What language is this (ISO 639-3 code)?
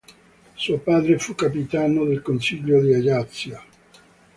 ita